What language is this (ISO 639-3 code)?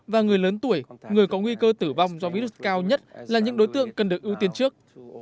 vie